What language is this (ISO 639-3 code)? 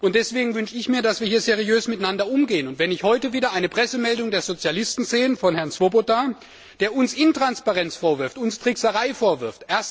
deu